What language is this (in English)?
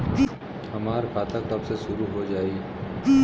Bhojpuri